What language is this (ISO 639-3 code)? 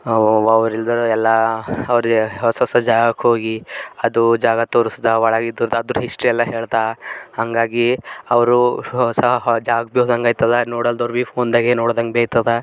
kan